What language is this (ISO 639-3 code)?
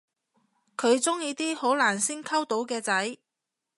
yue